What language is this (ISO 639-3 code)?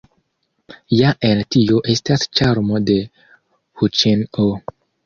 epo